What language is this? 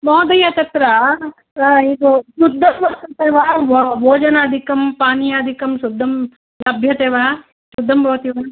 Sanskrit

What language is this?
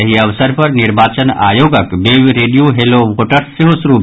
Maithili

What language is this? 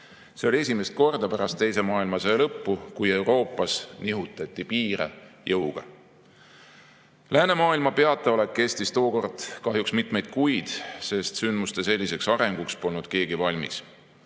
Estonian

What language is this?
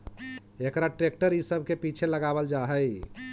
Magahi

